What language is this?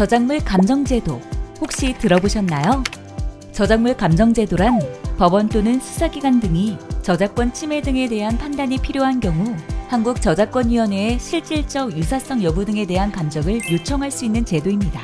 Korean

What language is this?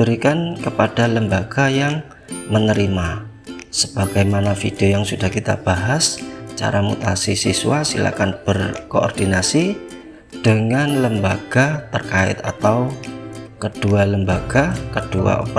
Indonesian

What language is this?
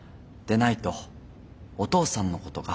Japanese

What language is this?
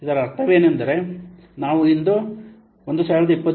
Kannada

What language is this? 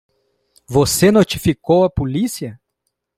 Portuguese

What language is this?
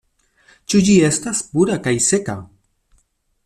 Esperanto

